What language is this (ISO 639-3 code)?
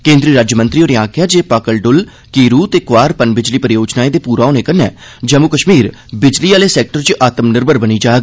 doi